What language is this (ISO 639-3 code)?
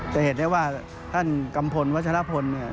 tha